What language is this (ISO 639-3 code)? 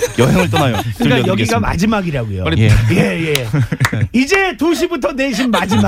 kor